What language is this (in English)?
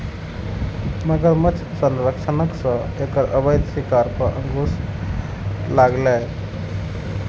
Maithili